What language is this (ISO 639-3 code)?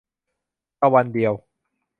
tha